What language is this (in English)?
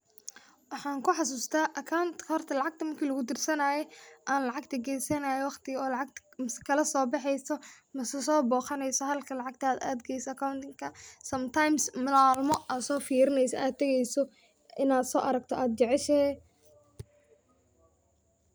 Somali